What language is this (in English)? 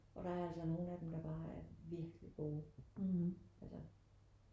Danish